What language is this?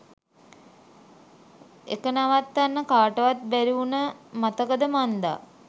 Sinhala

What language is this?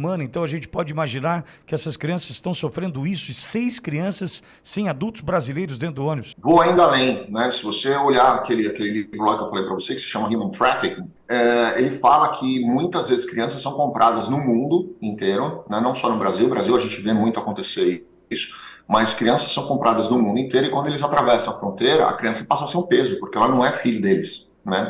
Portuguese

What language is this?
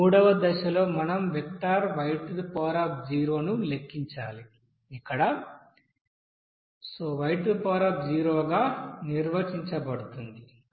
Telugu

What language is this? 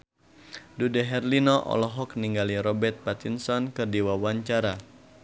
Sundanese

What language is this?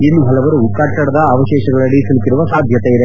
Kannada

